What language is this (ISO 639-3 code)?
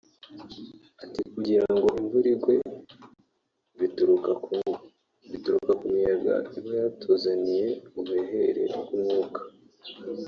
kin